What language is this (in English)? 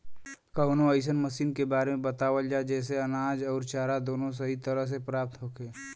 Bhojpuri